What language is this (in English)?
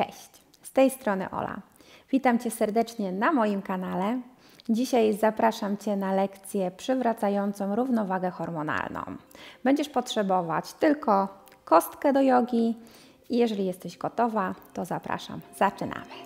Polish